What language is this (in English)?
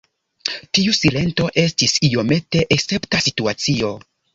Esperanto